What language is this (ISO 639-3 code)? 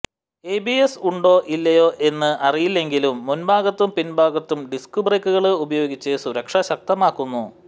mal